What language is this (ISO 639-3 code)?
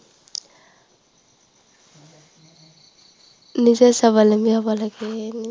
asm